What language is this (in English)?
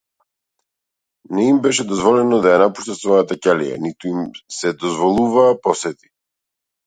Macedonian